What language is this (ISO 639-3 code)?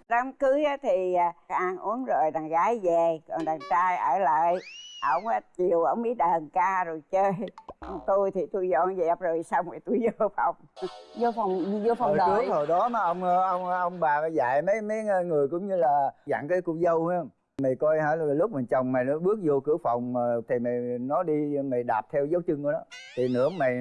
vie